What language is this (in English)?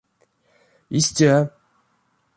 Erzya